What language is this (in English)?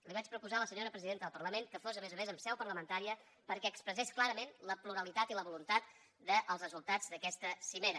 Catalan